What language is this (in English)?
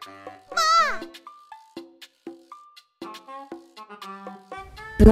Japanese